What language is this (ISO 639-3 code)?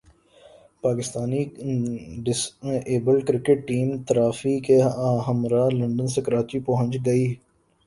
urd